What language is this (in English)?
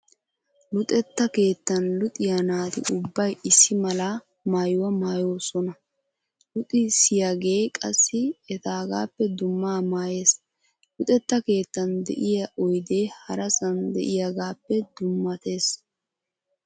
Wolaytta